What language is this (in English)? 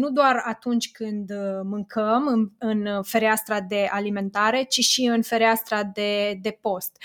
Romanian